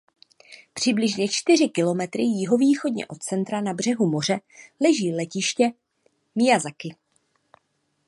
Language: Czech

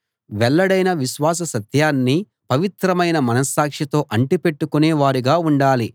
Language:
Telugu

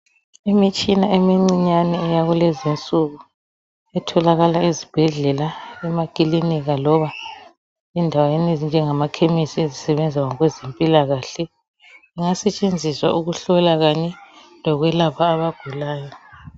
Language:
North Ndebele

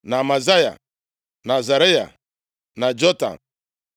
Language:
Igbo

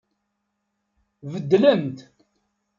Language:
Kabyle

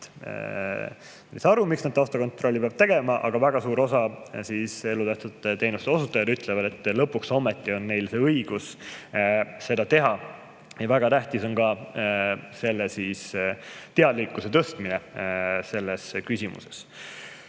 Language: Estonian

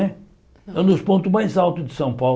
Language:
Portuguese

